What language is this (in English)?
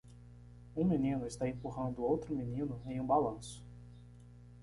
Portuguese